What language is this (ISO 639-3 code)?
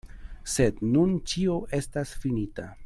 epo